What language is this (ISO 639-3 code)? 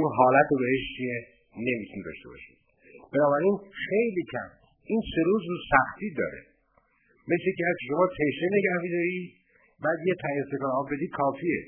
fas